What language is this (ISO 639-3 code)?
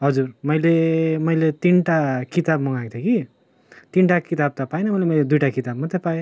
nep